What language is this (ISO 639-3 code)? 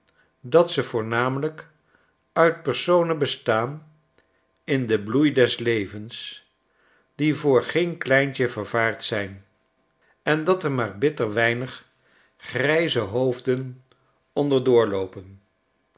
nld